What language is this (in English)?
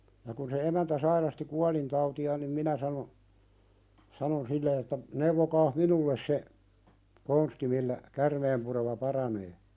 Finnish